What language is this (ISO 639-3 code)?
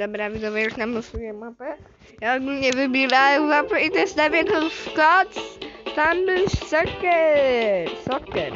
pol